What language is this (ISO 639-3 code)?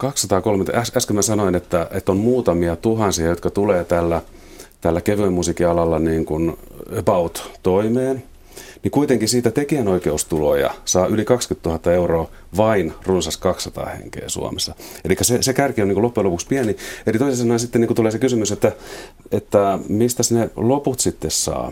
fin